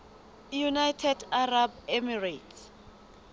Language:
Southern Sotho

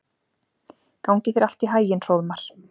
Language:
Icelandic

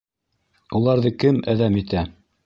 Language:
Bashkir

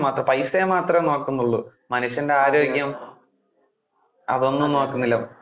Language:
Malayalam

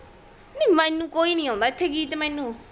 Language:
Punjabi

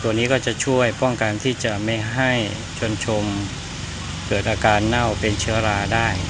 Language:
Thai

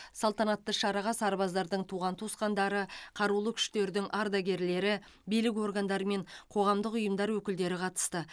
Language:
Kazakh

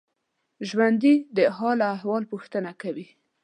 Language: Pashto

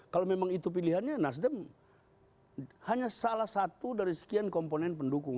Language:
Indonesian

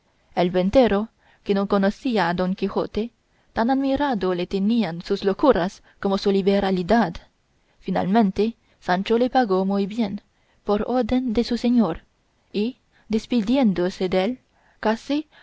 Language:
Spanish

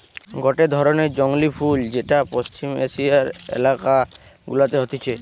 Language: Bangla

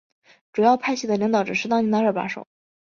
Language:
Chinese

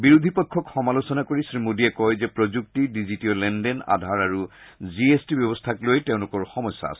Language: Assamese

